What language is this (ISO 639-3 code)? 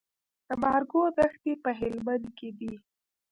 pus